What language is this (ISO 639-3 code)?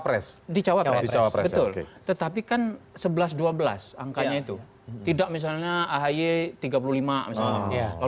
ind